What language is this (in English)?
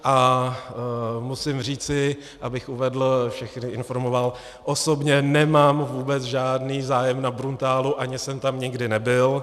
Czech